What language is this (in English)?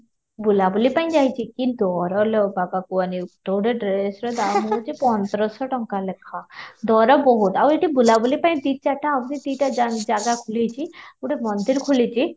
Odia